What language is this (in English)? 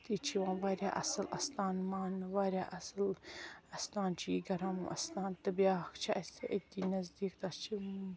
Kashmiri